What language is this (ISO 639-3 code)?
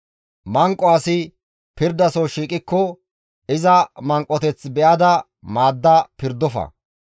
gmv